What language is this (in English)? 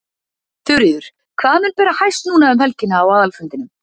Icelandic